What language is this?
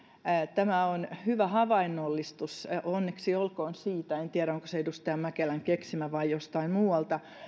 Finnish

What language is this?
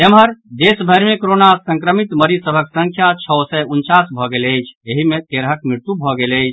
Maithili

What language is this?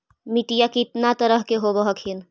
Magahi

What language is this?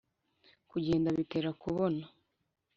Kinyarwanda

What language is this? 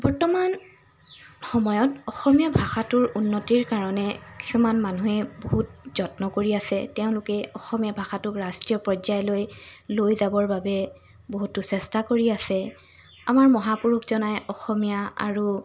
Assamese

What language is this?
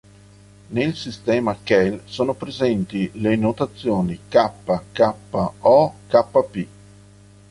Italian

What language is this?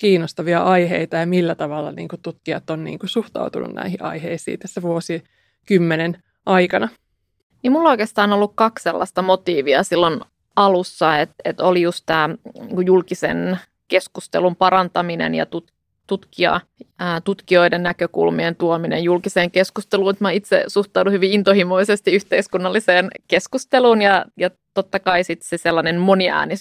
Finnish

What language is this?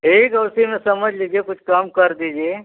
Hindi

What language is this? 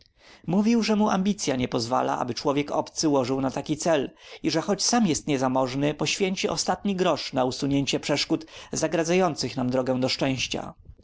Polish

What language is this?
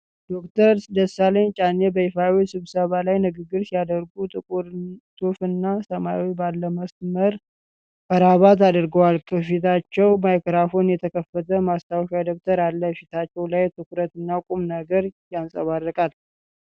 Amharic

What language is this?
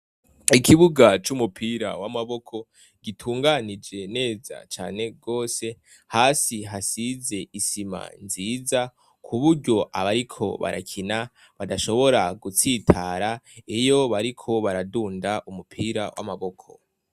Rundi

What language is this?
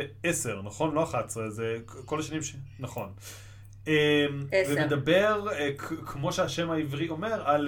Hebrew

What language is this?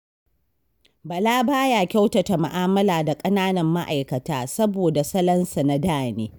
Hausa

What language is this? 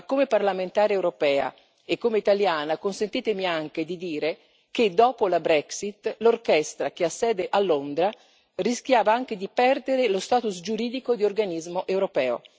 Italian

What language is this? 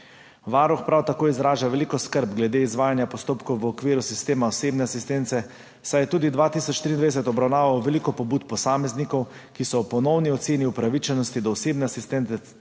Slovenian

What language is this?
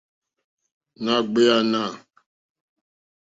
Mokpwe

